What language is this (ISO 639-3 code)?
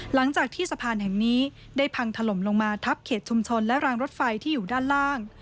tha